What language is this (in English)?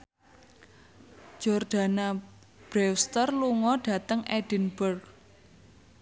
Javanese